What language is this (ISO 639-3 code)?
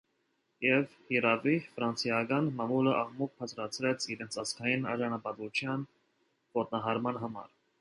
hye